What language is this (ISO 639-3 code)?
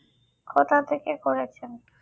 ben